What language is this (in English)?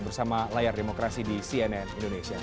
Indonesian